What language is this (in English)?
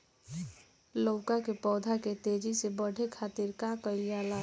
Bhojpuri